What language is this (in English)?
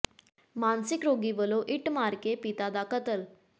Punjabi